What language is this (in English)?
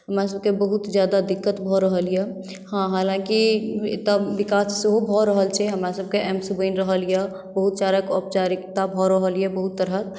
Maithili